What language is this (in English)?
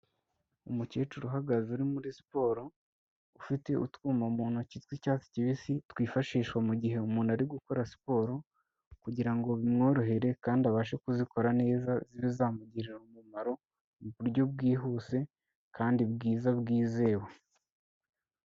Kinyarwanda